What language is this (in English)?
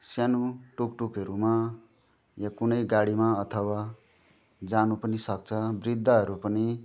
Nepali